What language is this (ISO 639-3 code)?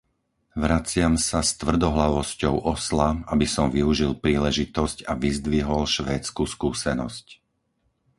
slk